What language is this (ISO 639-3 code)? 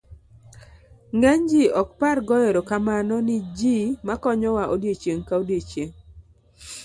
luo